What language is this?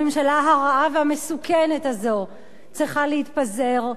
Hebrew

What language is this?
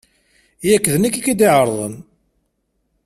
Kabyle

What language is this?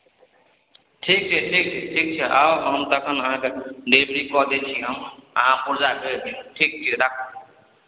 Maithili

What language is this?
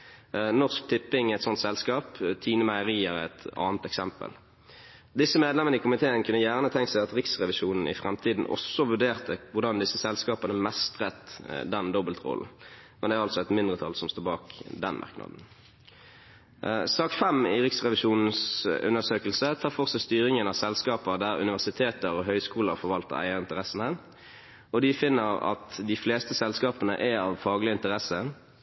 Norwegian Bokmål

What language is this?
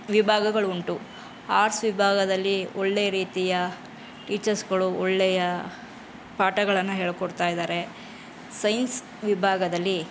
Kannada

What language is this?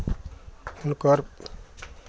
Maithili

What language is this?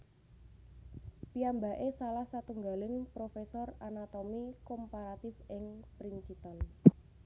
Javanese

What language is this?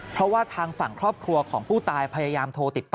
Thai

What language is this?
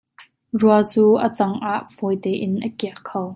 Hakha Chin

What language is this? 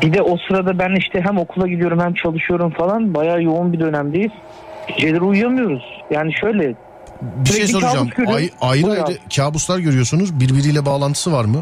Turkish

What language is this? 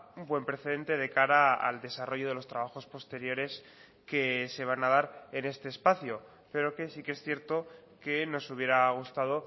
Spanish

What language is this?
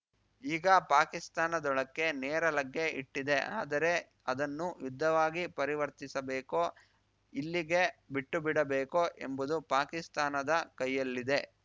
Kannada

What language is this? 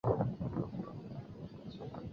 Chinese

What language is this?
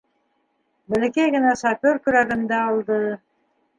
Bashkir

